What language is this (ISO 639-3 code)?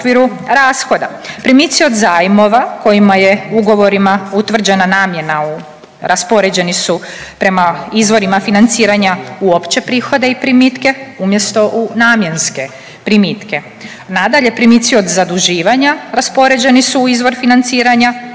hrv